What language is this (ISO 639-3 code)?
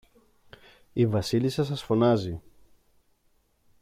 ell